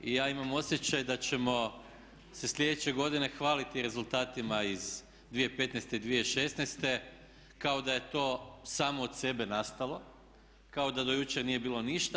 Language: Croatian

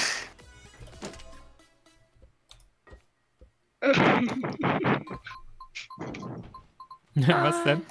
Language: German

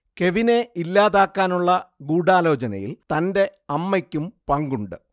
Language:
Malayalam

